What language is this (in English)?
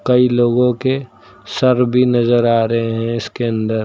Hindi